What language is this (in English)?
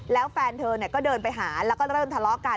Thai